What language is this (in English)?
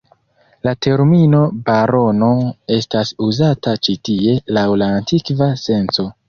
Esperanto